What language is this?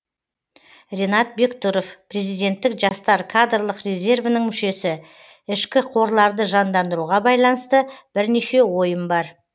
Kazakh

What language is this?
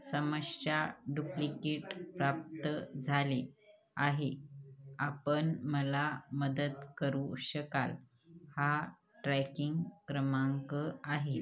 Marathi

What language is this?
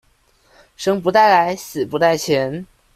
Chinese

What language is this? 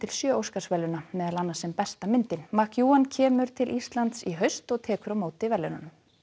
Icelandic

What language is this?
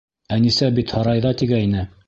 Bashkir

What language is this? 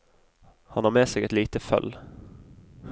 Norwegian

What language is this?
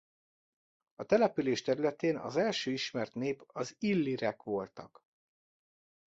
Hungarian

